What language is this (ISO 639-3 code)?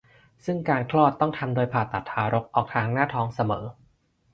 tha